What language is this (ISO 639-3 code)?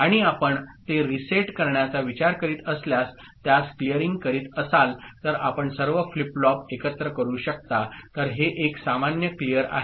mar